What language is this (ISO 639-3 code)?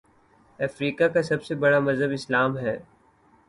urd